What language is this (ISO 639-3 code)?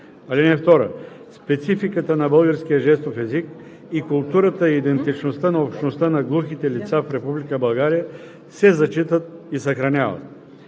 bul